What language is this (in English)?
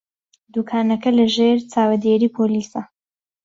Central Kurdish